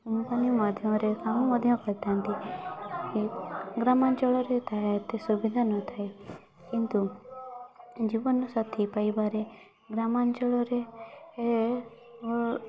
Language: Odia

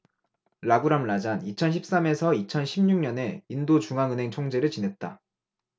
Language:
Korean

